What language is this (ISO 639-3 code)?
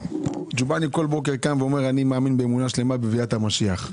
heb